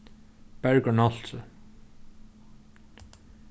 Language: Faroese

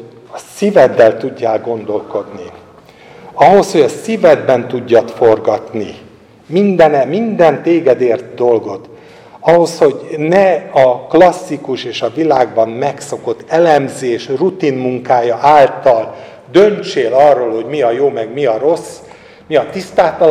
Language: Hungarian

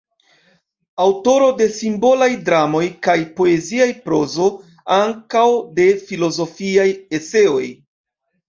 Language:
Esperanto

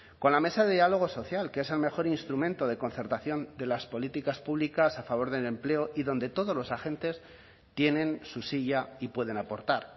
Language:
Spanish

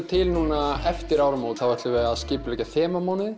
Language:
Icelandic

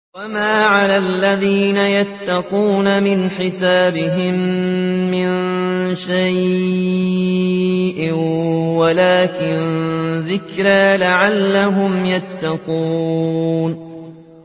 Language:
Arabic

